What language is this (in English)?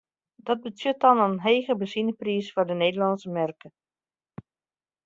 Western Frisian